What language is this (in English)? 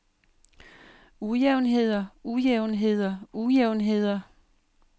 Danish